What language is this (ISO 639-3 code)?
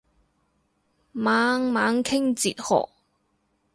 yue